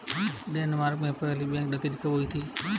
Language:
Hindi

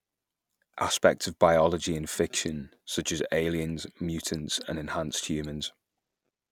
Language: English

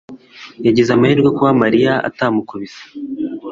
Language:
Kinyarwanda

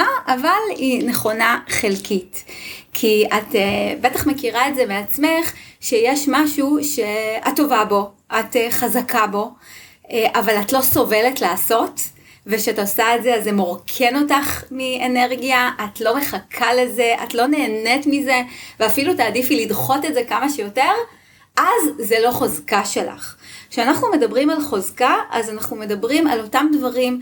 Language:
Hebrew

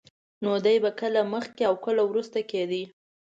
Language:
Pashto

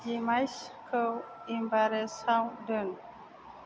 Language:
Bodo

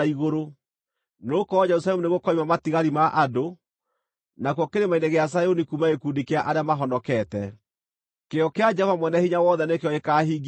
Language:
Kikuyu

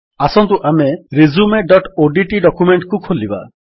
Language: Odia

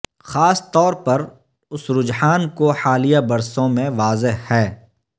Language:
Urdu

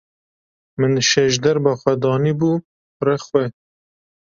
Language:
Kurdish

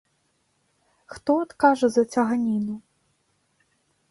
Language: Belarusian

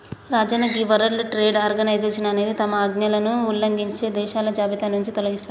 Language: Telugu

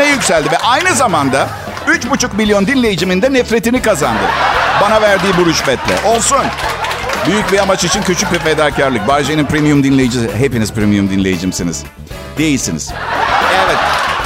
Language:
Turkish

